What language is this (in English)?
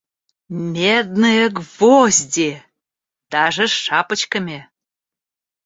Russian